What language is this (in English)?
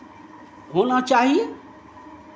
Hindi